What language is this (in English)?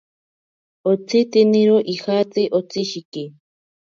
Ashéninka Perené